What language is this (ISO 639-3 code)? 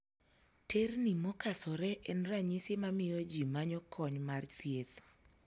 luo